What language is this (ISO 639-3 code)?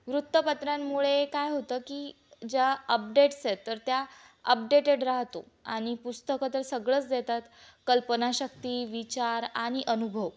mar